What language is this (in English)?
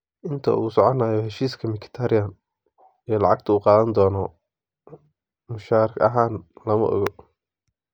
Somali